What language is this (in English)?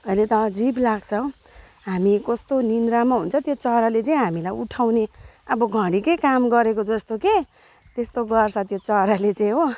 Nepali